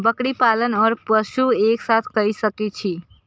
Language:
Maithili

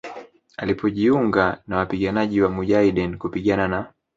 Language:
Swahili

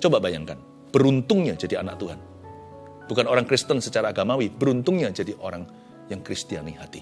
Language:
Indonesian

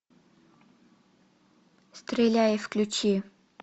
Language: Russian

